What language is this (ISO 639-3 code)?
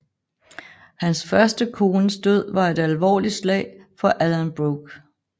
dan